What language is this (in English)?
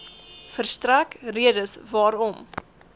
Afrikaans